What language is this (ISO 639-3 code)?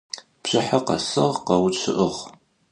ady